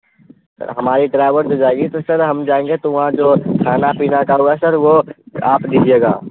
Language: Urdu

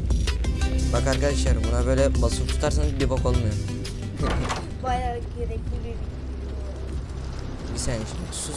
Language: Turkish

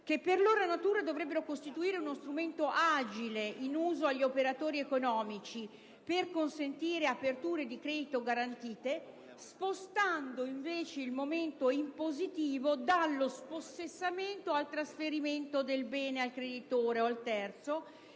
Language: Italian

